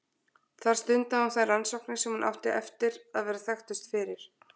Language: Icelandic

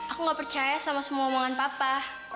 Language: Indonesian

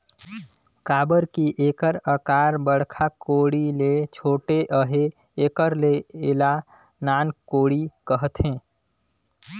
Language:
Chhattisgarhi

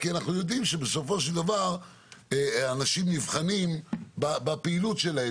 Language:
Hebrew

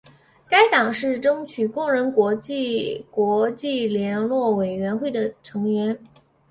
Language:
Chinese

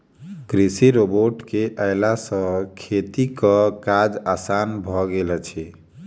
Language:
Maithili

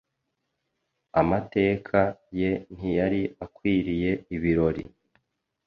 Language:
Kinyarwanda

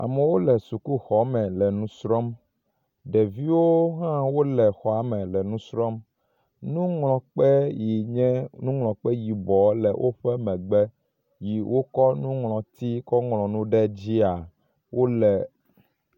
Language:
Ewe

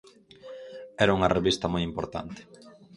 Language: Galician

